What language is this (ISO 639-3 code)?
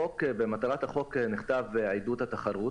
heb